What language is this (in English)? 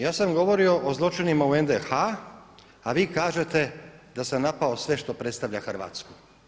Croatian